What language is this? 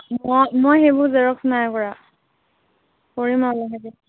Assamese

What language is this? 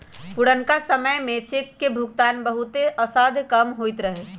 Magahi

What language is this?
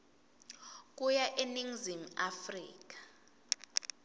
Swati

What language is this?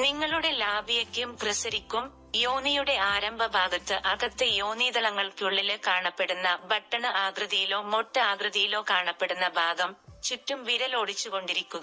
Malayalam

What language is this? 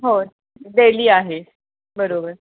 Marathi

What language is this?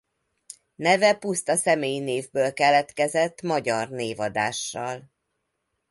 Hungarian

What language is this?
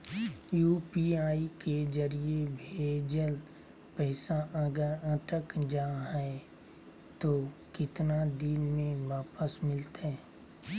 Magahi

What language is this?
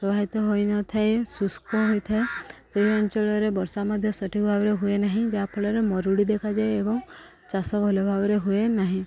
Odia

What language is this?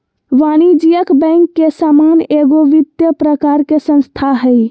Magahi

